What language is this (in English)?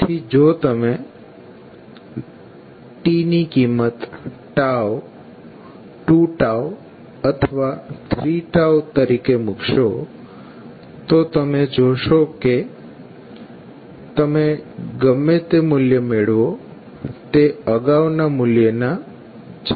Gujarati